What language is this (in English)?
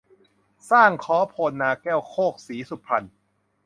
Thai